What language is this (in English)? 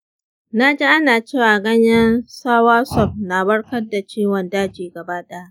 Hausa